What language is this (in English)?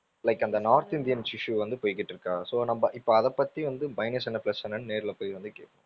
Tamil